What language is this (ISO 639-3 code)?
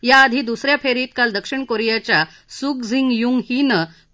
mar